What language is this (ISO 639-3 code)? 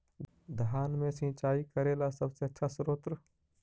mag